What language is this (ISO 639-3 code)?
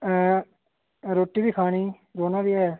doi